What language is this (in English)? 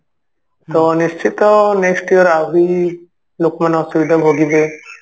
Odia